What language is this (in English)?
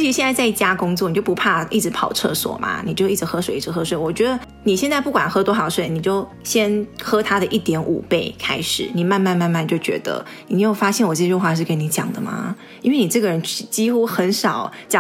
Chinese